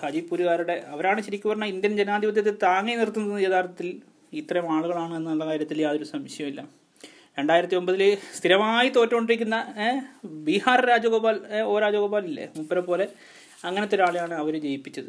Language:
Malayalam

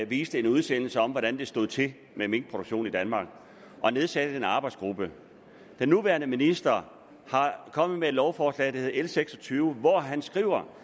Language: Danish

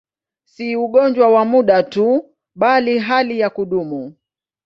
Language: Swahili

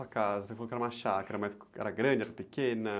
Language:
Portuguese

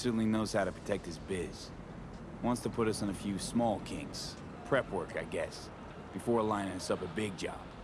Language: Turkish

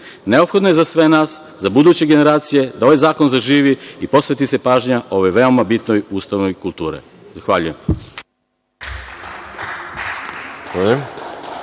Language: Serbian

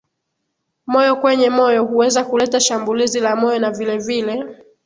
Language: Swahili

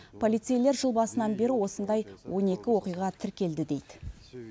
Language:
Kazakh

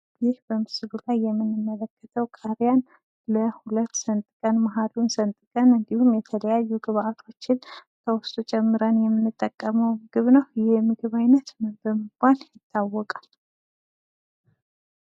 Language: Amharic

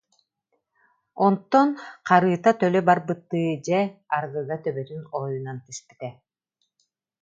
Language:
Yakut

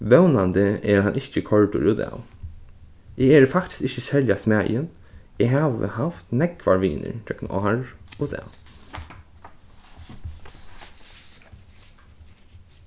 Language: Faroese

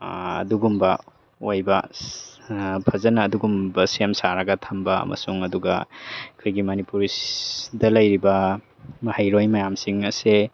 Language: Manipuri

